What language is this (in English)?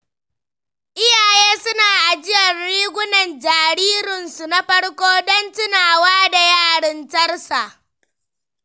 Hausa